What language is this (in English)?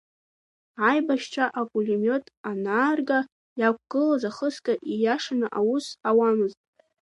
Abkhazian